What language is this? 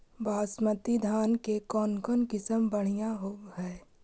Magahi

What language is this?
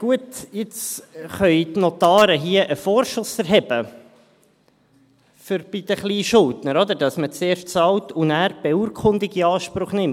Swiss German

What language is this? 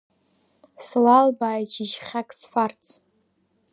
Abkhazian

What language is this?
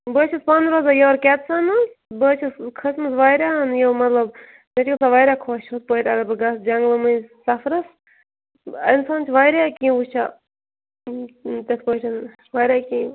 Kashmiri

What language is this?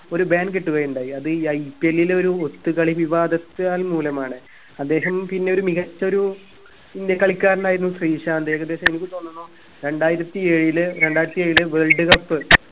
Malayalam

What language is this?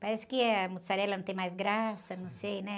Portuguese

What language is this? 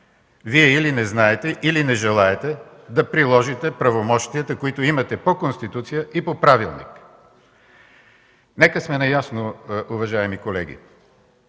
Bulgarian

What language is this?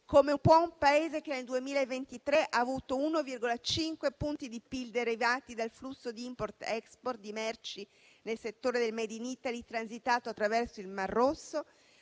Italian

